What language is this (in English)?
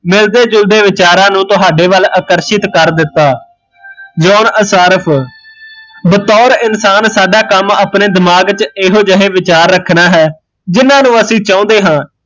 Punjabi